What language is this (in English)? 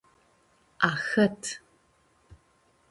Aromanian